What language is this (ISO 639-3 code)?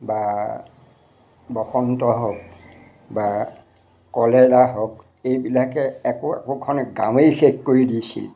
asm